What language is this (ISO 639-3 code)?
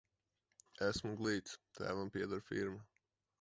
lav